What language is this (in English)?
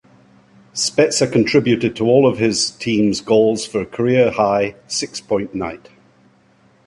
English